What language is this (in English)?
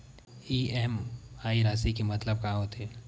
Chhattisgarhi